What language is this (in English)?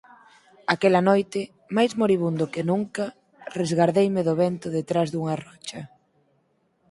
Galician